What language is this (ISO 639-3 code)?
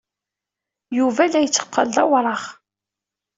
kab